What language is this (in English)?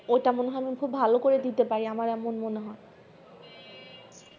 Bangla